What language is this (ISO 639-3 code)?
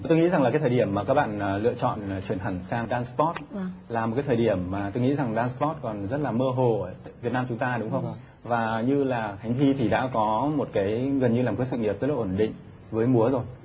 vie